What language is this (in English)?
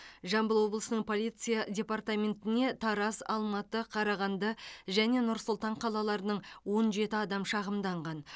Kazakh